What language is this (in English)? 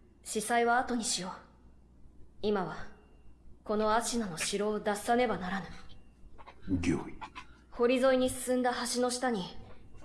Korean